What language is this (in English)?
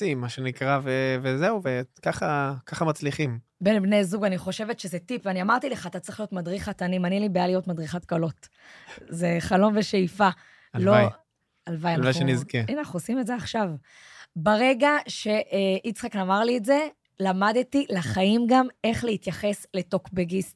Hebrew